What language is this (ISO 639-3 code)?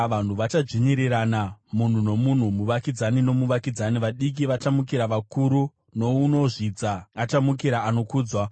sna